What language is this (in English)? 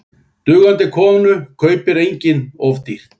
Icelandic